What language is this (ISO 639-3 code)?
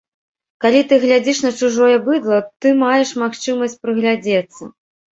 bel